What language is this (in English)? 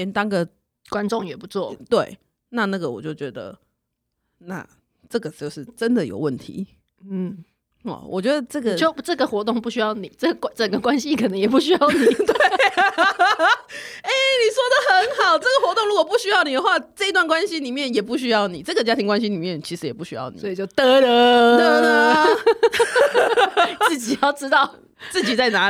Chinese